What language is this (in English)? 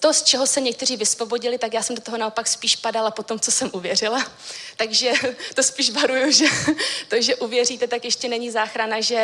Czech